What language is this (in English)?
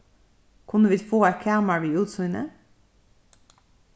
Faroese